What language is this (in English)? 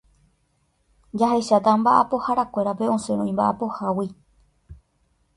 Guarani